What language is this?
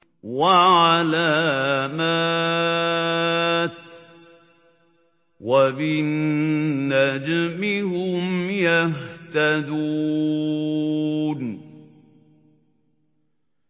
Arabic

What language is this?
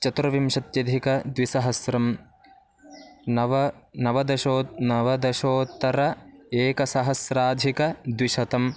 Sanskrit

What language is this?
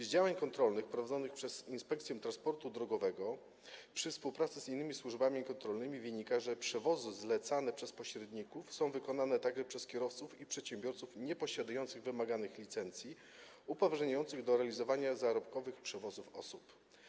Polish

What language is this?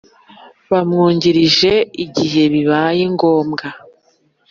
Kinyarwanda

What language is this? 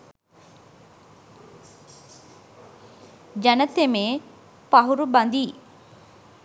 Sinhala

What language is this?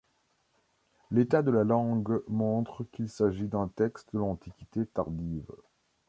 French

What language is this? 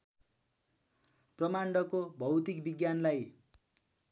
Nepali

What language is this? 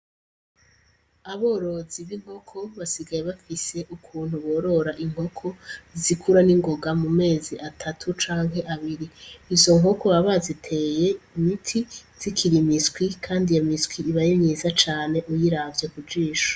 Rundi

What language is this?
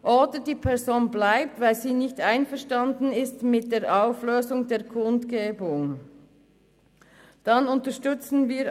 Swiss German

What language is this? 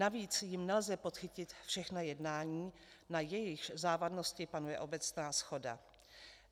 Czech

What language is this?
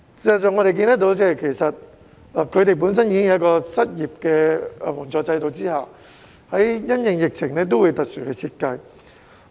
Cantonese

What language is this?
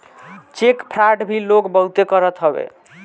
Bhojpuri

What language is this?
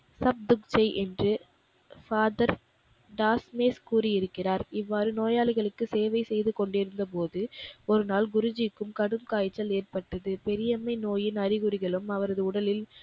Tamil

